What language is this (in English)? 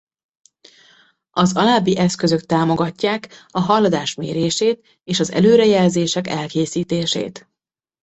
Hungarian